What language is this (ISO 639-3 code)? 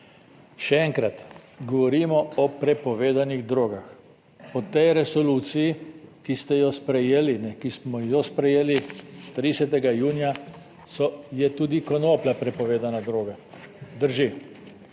slv